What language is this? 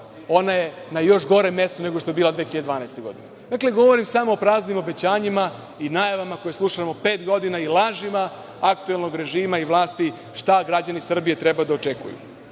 Serbian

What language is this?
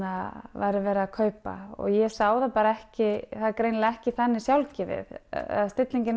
Icelandic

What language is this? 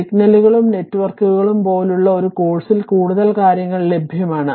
Malayalam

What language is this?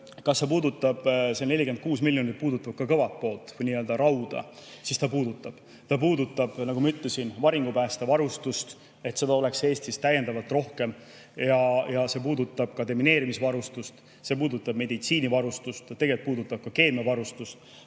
Estonian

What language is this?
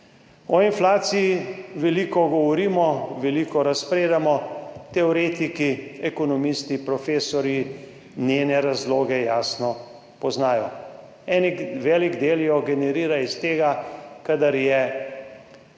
Slovenian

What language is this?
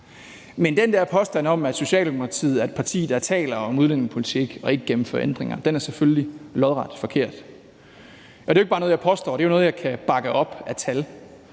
Danish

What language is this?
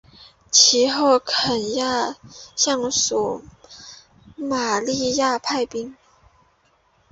Chinese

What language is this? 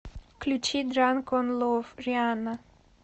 Russian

